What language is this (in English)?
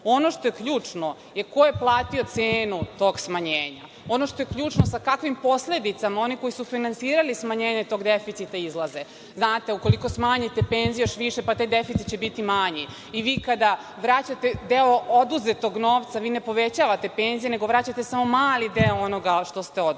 Serbian